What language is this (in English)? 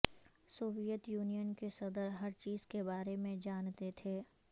Urdu